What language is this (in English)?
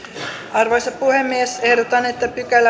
Finnish